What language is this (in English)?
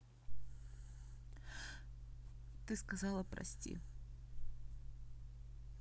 Russian